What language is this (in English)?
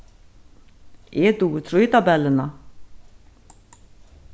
Faroese